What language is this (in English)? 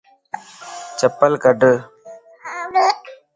Lasi